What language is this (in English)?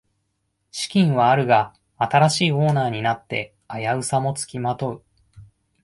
Japanese